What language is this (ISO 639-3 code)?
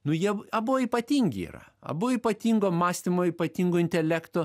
lit